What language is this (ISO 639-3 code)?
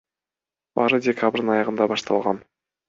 kir